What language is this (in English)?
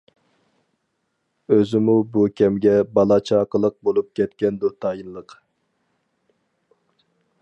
Uyghur